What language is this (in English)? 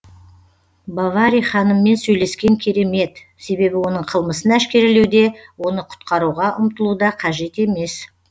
Kazakh